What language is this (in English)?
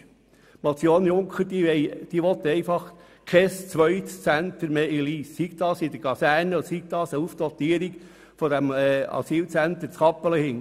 Swiss German